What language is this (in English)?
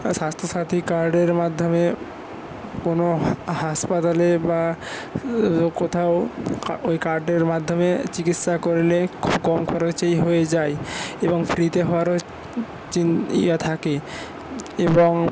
Bangla